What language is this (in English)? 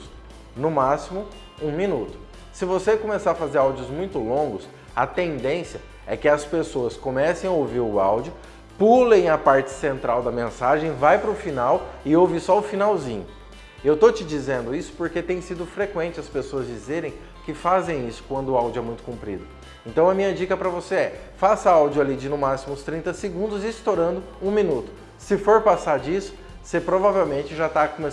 Portuguese